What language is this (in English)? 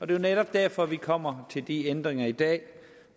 Danish